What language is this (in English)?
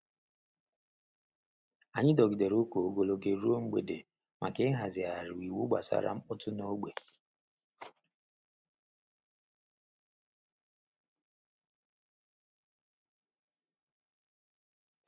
Igbo